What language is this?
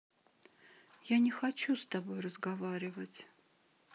Russian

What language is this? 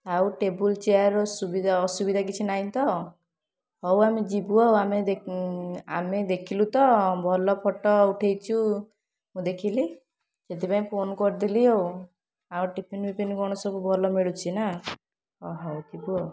Odia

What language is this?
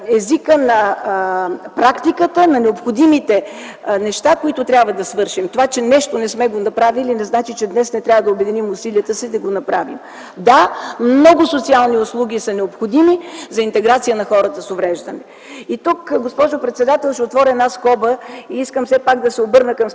Bulgarian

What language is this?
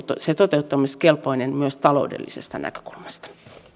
Finnish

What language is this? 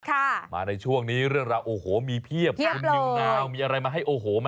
Thai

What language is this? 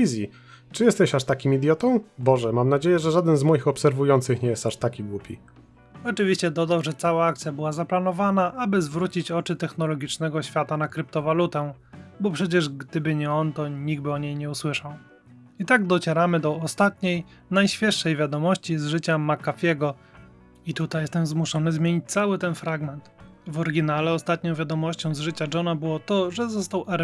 Polish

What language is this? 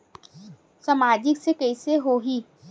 Chhattisgarhi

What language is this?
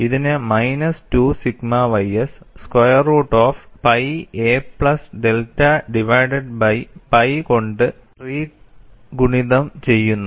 Malayalam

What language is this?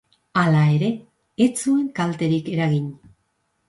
Basque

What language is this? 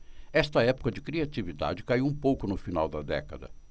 Portuguese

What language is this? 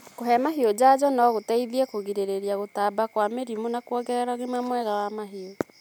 Kikuyu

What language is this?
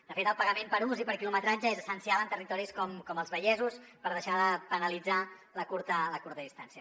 Catalan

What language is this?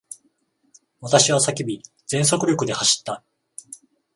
Japanese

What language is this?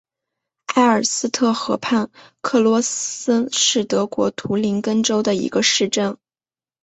Chinese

